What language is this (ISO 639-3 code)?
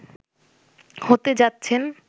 ben